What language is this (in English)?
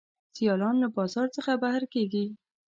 Pashto